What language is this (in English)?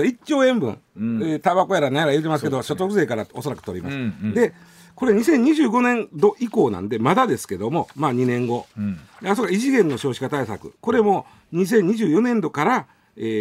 Japanese